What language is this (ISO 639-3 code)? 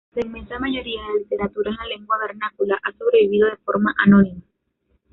spa